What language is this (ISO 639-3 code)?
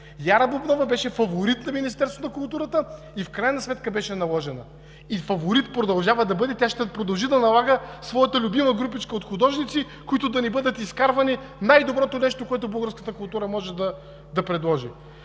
bul